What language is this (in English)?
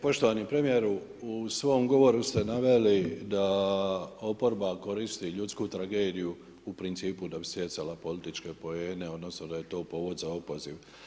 Croatian